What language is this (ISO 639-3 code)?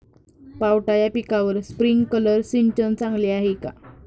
mar